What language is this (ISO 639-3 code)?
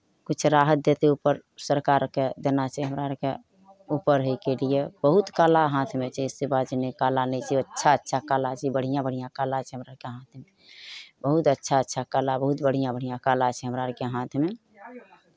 mai